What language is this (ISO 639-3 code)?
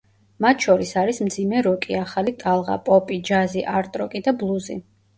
kat